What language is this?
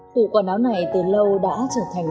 Vietnamese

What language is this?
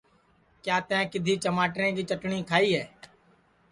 Sansi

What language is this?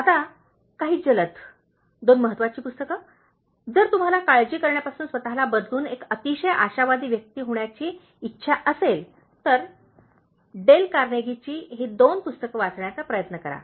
Marathi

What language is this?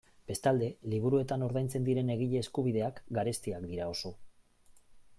Basque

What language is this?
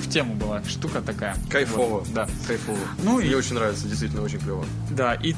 Russian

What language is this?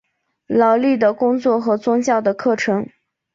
Chinese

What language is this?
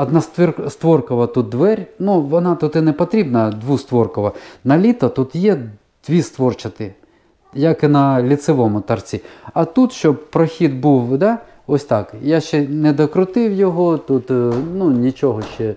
Ukrainian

